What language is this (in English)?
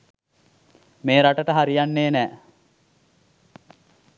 Sinhala